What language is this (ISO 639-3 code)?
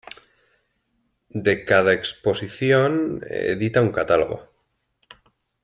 spa